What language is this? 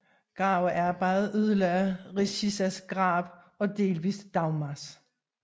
Danish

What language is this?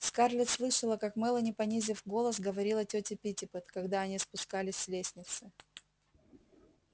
Russian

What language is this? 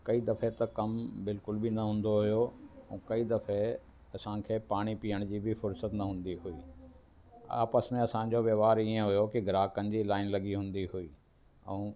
Sindhi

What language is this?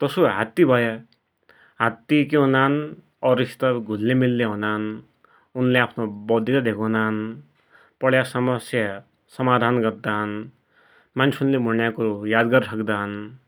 Dotyali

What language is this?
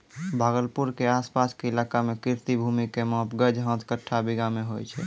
Maithili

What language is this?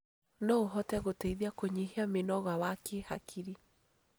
Kikuyu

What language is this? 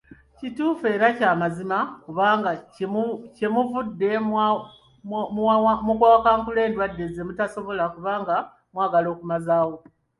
Ganda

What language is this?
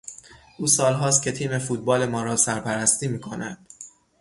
Persian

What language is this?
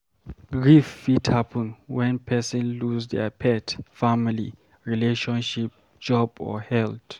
Nigerian Pidgin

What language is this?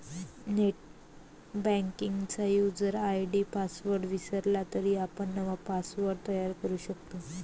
Marathi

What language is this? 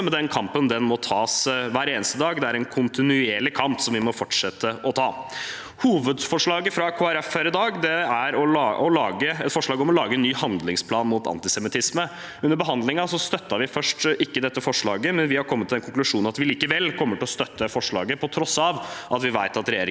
Norwegian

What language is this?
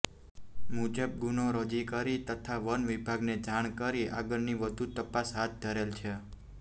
Gujarati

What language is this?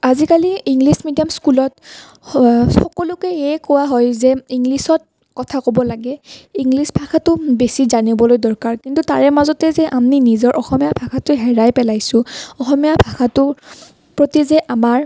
Assamese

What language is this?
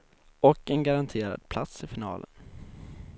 Swedish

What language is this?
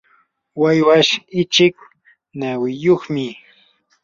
Yanahuanca Pasco Quechua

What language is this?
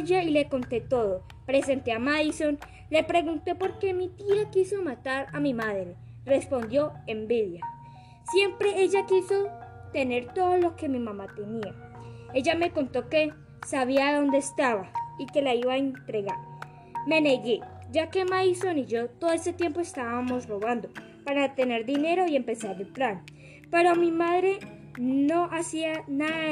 Spanish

